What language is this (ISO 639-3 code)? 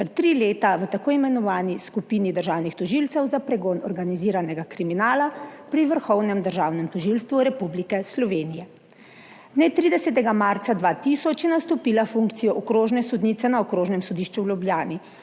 slv